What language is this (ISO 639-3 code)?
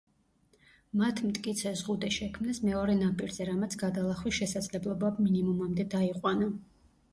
kat